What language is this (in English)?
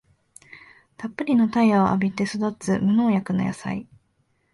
Japanese